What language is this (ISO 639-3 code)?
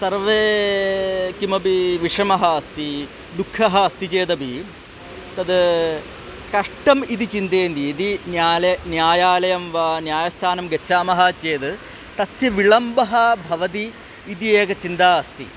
san